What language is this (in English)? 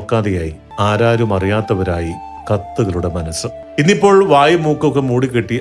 Malayalam